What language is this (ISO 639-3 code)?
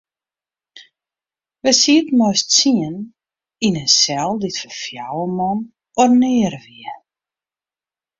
fry